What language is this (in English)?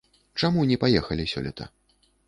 Belarusian